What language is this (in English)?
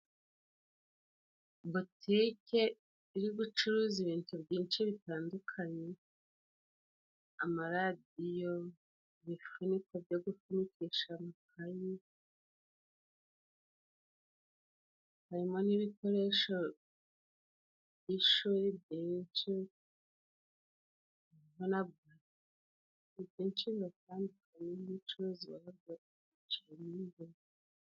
Kinyarwanda